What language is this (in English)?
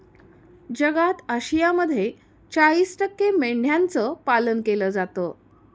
Marathi